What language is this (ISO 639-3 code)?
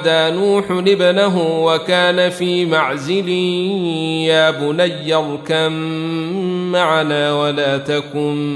ara